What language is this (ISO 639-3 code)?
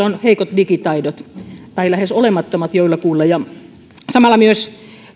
fin